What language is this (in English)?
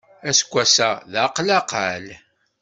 Kabyle